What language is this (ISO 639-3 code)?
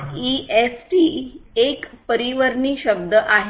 mar